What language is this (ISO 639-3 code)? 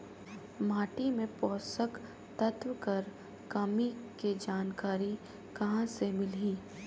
hne